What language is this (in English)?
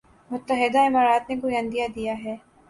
Urdu